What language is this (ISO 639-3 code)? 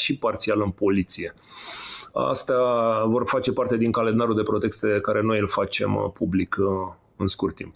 ron